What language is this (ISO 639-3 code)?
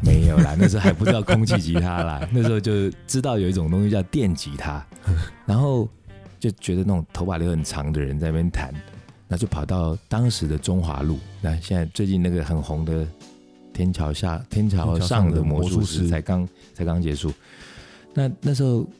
zho